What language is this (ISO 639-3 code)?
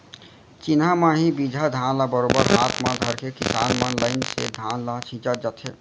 hne